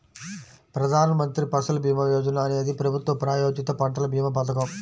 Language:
Telugu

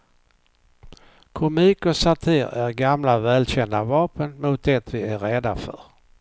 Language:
Swedish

